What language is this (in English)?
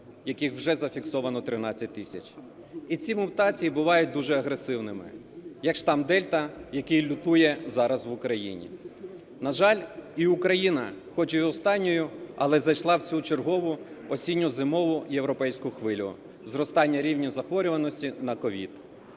Ukrainian